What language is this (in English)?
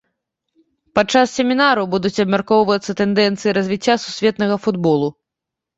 Belarusian